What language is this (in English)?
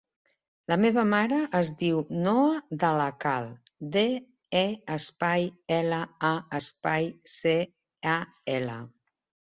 Catalan